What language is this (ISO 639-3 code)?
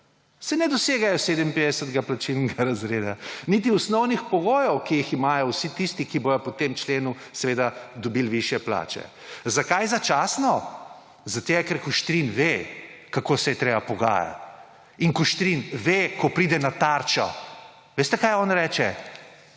slv